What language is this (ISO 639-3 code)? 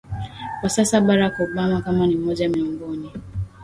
swa